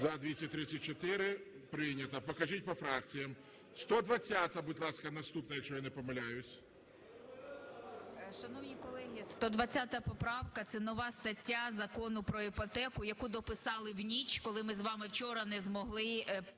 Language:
Ukrainian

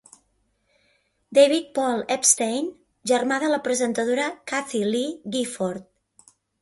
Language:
Catalan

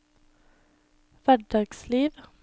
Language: Norwegian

